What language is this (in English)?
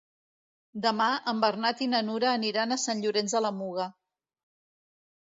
Catalan